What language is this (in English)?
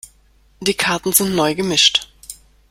German